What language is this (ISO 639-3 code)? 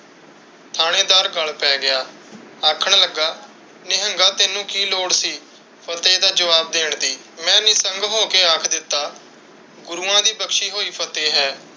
pan